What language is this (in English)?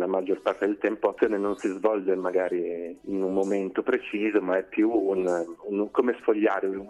Italian